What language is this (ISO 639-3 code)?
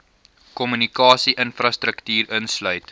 afr